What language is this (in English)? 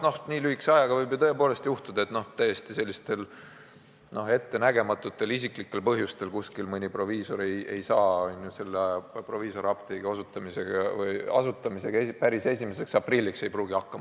Estonian